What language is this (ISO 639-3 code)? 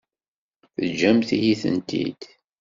kab